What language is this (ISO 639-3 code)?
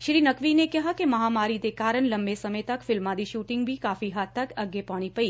pan